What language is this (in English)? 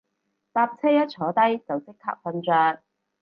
Cantonese